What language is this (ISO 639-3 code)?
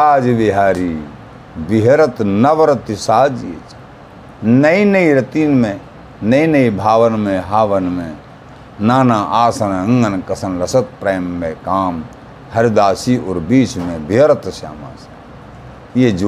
hin